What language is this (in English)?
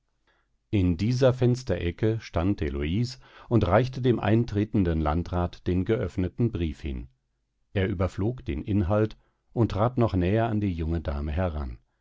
German